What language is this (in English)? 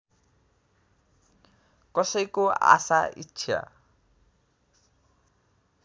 Nepali